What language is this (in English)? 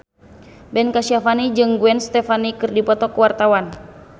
Sundanese